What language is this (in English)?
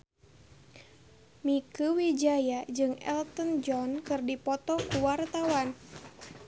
Sundanese